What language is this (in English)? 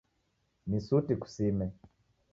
Taita